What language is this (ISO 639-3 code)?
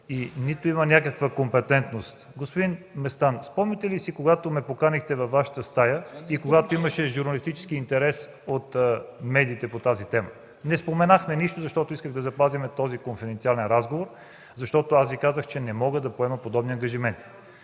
bul